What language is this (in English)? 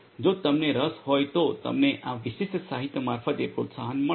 Gujarati